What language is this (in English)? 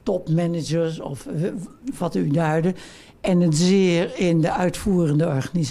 Dutch